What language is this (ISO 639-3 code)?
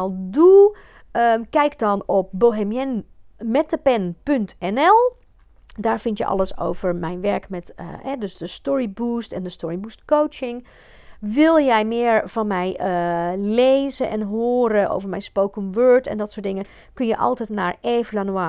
nld